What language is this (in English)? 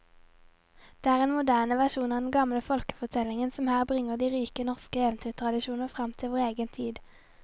Norwegian